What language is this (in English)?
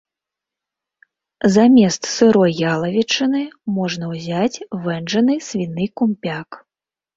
Belarusian